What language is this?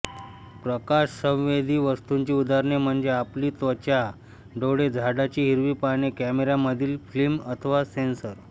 Marathi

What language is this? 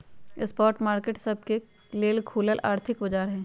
Magahi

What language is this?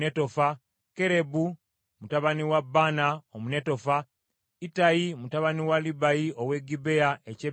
Ganda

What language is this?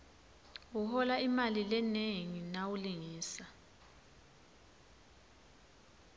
Swati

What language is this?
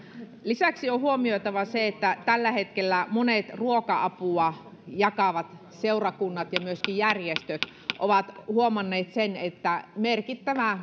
Finnish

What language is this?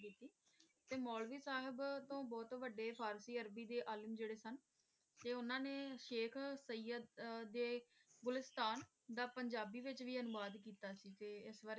Punjabi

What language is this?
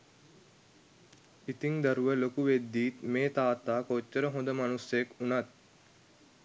Sinhala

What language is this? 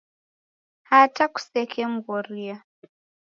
Taita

